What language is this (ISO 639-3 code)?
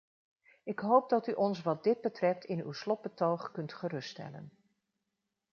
nld